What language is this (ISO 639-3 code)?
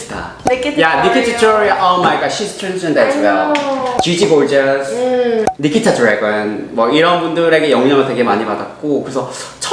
kor